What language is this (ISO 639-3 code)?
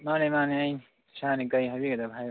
mni